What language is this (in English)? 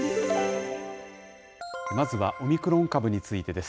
Japanese